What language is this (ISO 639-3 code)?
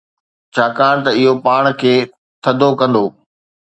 snd